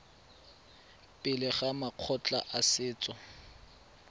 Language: Tswana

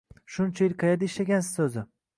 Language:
Uzbek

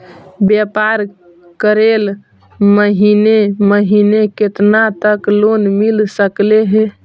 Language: Magahi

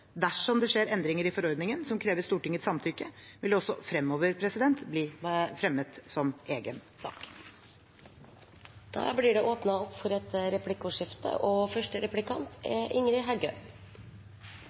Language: Norwegian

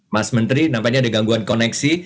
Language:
Indonesian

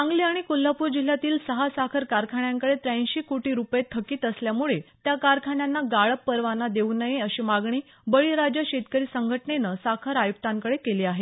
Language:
Marathi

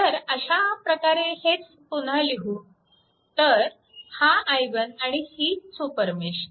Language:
Marathi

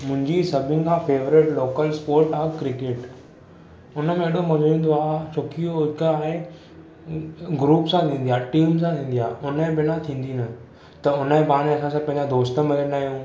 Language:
Sindhi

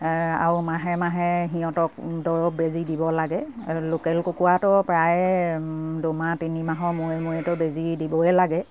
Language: Assamese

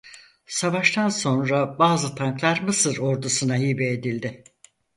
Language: Turkish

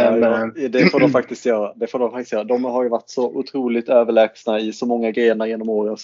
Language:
Swedish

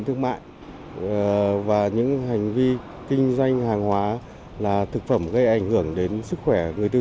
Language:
Vietnamese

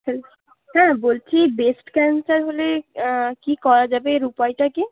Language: Bangla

